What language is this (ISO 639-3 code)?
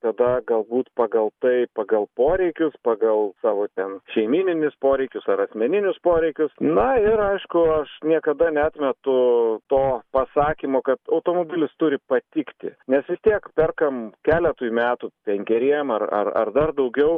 lit